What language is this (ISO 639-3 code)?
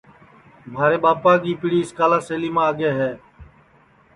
ssi